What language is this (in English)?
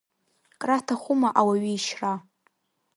Abkhazian